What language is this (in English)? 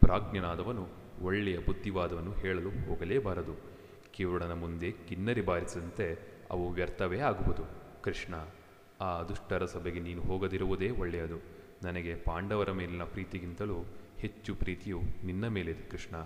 Kannada